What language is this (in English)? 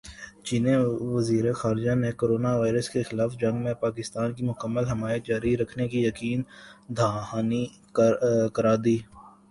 Urdu